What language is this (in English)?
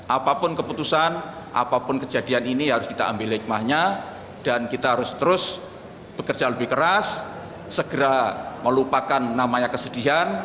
Indonesian